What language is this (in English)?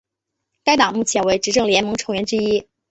Chinese